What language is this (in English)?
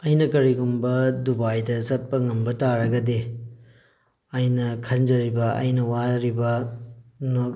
Manipuri